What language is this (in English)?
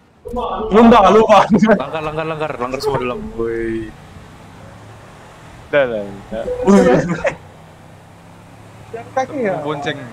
Indonesian